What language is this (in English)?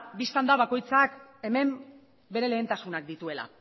Basque